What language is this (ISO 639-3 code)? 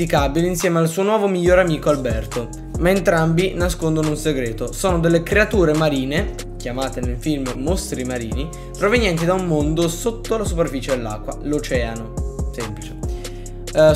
ita